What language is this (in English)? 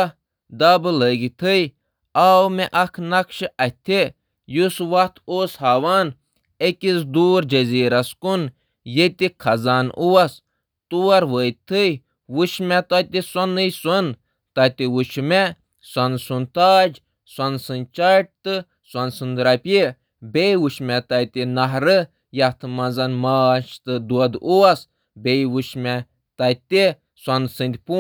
Kashmiri